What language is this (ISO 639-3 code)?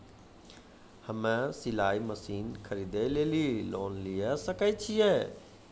mai